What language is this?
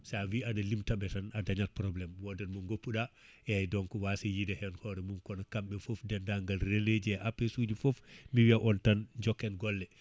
Fula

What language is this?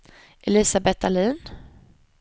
Swedish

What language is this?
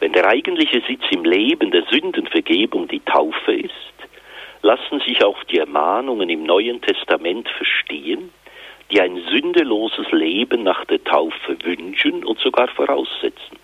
German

